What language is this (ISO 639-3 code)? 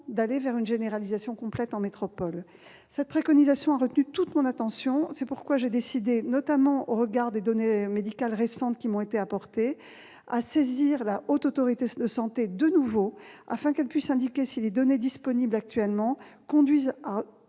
fra